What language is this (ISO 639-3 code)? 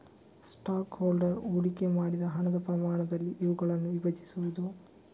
kan